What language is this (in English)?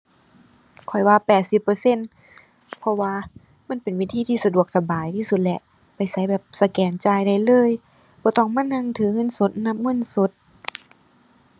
Thai